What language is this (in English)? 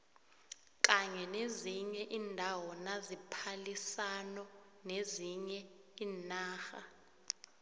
South Ndebele